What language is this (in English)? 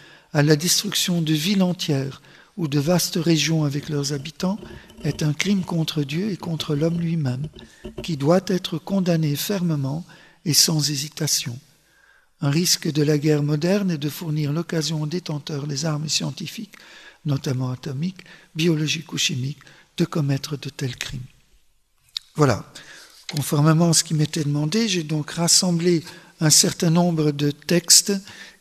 French